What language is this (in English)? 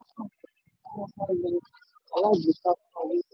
Yoruba